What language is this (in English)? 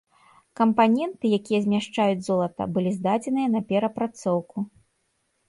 Belarusian